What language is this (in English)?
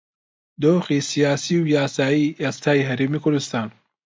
Central Kurdish